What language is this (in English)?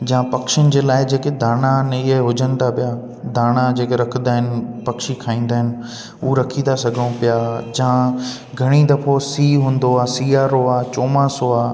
Sindhi